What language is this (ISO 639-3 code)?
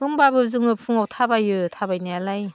brx